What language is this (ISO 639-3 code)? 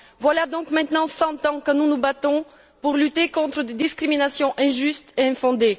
fra